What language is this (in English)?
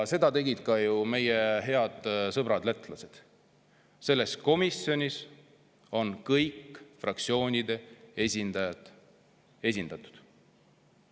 Estonian